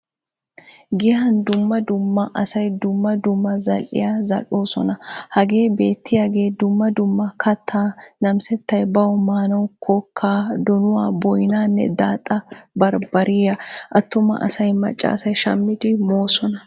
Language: Wolaytta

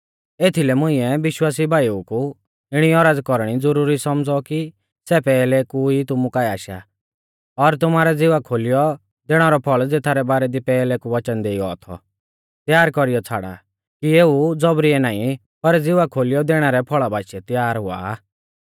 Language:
Mahasu Pahari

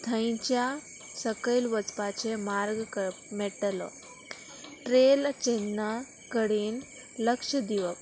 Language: Konkani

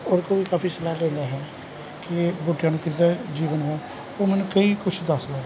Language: Punjabi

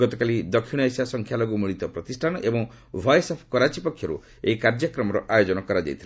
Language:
Odia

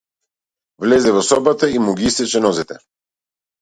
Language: Macedonian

